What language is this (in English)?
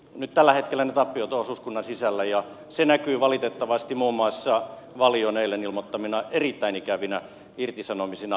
Finnish